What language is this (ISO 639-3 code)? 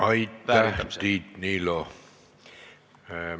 est